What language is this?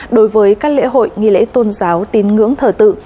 Vietnamese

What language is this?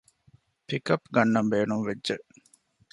Divehi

